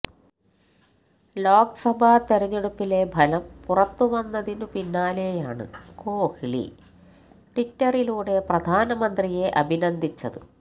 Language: Malayalam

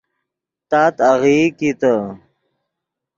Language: Yidgha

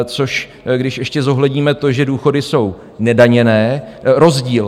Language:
Czech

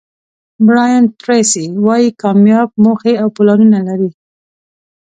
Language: Pashto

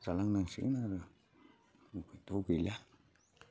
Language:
Bodo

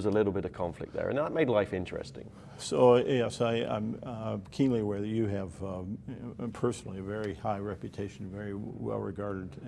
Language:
English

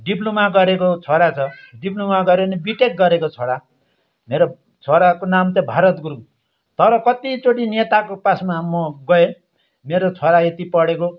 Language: Nepali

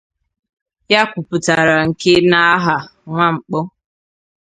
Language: Igbo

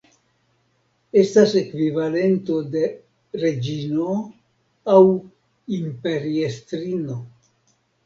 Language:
Esperanto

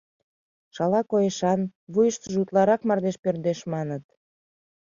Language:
Mari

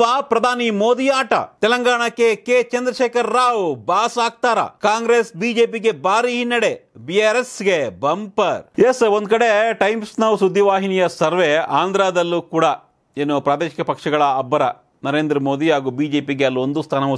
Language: Hindi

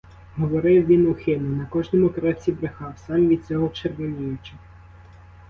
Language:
Ukrainian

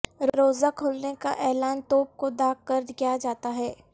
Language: Urdu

